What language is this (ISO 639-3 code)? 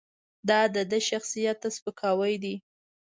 pus